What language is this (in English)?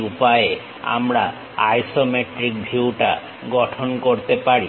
Bangla